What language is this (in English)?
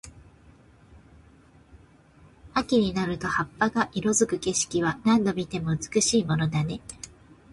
Japanese